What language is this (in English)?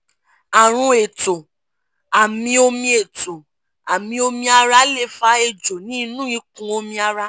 Yoruba